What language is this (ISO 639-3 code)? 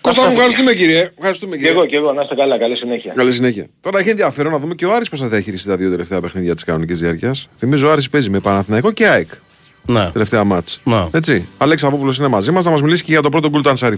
ell